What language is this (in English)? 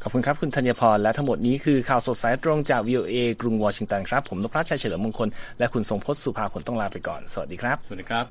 Thai